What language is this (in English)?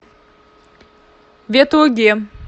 Russian